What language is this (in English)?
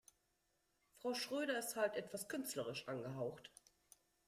German